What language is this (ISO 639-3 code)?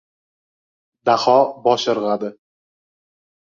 uzb